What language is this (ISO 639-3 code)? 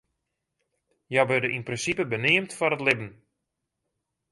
fry